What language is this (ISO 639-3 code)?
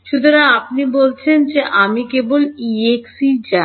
ben